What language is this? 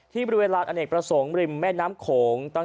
Thai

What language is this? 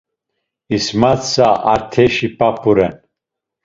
Laz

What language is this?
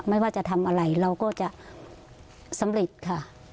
Thai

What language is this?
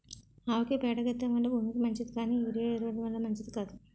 Telugu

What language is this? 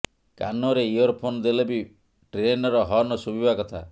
Odia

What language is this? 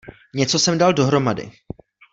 Czech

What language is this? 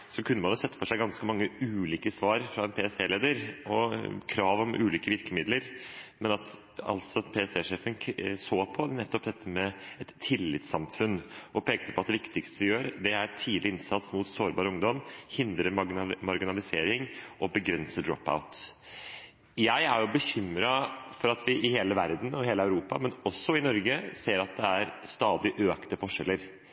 Norwegian Bokmål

